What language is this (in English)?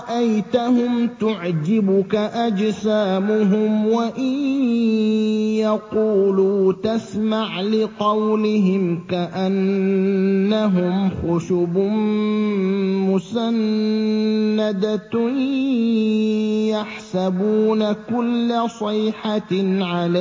Arabic